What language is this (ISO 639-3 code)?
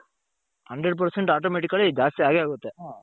kan